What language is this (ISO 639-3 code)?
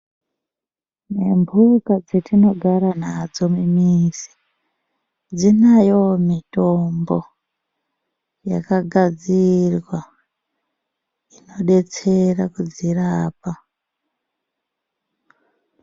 ndc